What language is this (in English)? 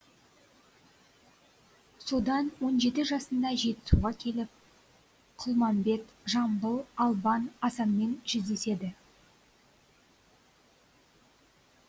Kazakh